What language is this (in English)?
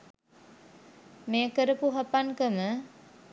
Sinhala